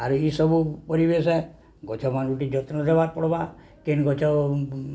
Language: Odia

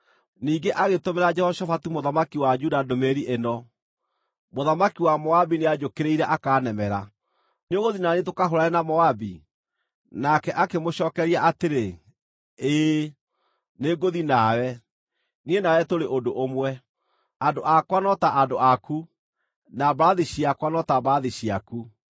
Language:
Kikuyu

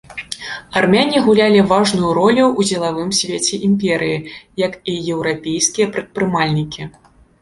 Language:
Belarusian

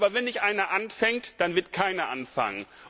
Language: German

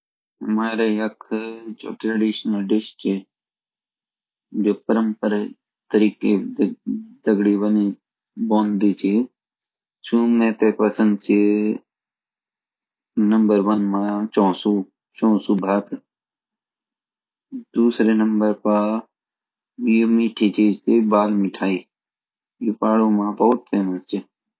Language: Garhwali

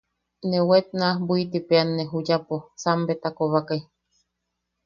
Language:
Yaqui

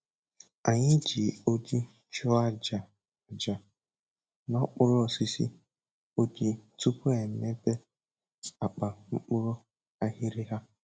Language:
Igbo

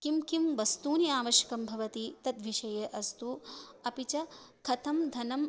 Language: Sanskrit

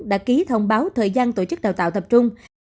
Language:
Vietnamese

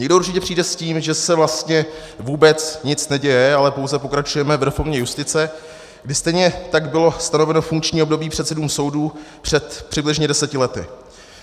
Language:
Czech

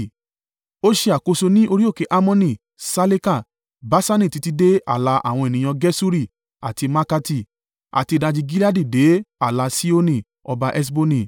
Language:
Yoruba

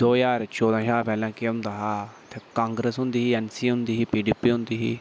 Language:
Dogri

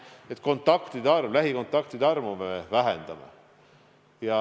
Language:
Estonian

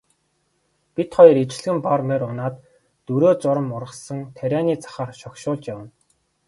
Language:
Mongolian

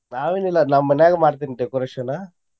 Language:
Kannada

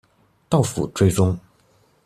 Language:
Chinese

